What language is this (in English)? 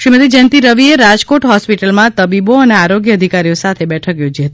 Gujarati